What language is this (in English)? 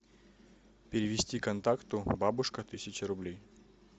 Russian